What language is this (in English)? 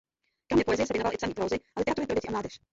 Czech